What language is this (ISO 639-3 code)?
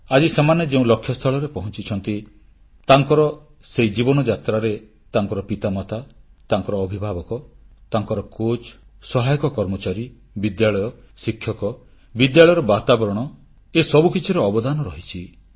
ori